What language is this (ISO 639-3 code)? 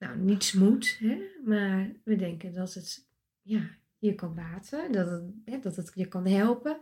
nld